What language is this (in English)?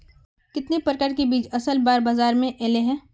Magahi